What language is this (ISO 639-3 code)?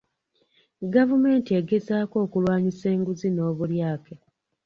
lug